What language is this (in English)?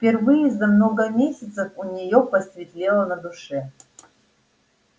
Russian